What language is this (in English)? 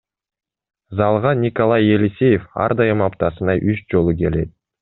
Kyrgyz